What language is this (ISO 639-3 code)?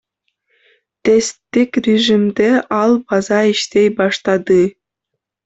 kir